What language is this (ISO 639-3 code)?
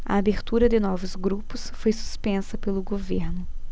por